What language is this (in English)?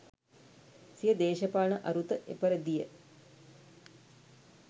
Sinhala